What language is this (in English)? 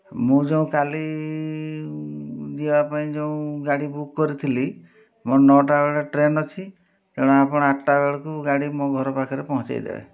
Odia